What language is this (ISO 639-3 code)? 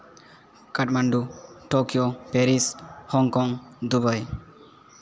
sat